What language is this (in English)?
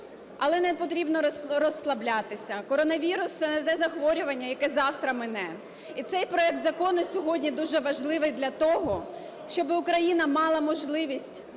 Ukrainian